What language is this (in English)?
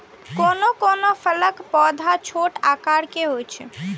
Maithili